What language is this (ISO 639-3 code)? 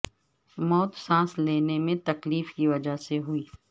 urd